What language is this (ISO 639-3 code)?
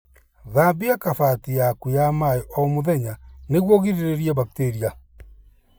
kik